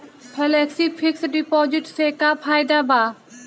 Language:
Bhojpuri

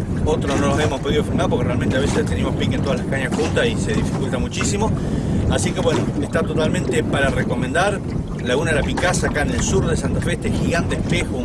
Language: Spanish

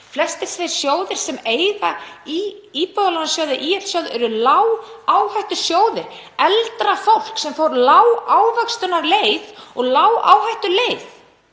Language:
Icelandic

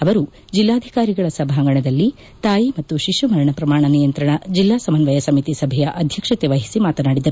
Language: Kannada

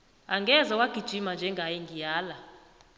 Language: South Ndebele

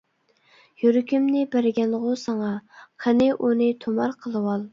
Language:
Uyghur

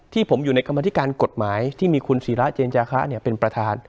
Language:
Thai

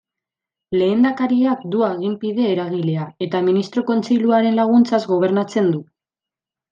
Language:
Basque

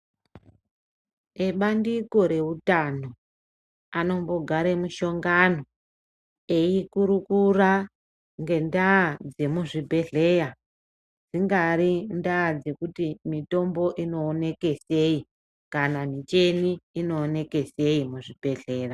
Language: Ndau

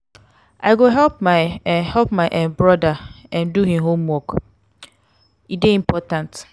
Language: Nigerian Pidgin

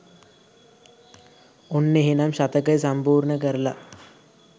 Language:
Sinhala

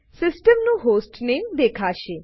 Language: Gujarati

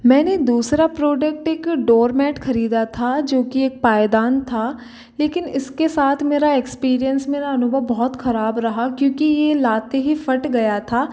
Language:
Hindi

